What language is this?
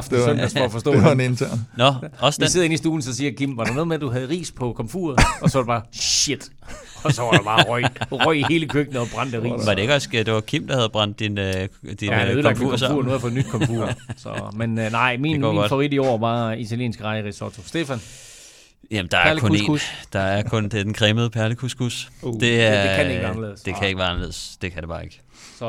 Danish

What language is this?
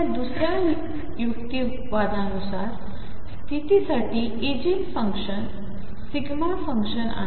Marathi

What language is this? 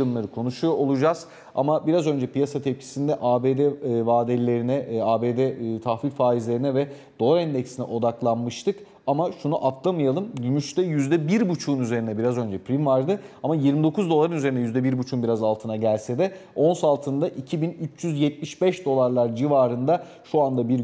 Turkish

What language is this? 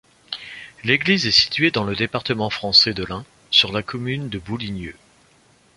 French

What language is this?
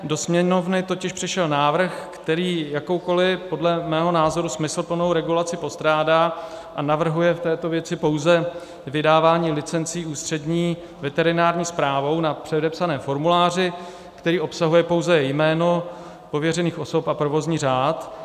Czech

